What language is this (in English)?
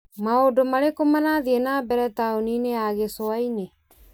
Kikuyu